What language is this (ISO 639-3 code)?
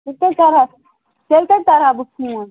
kas